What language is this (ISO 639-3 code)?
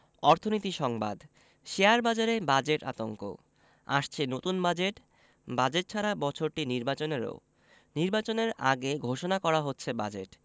ben